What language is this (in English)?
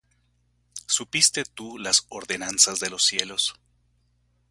Spanish